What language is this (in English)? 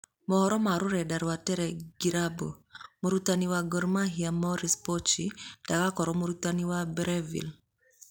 Kikuyu